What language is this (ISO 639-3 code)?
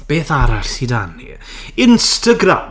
cym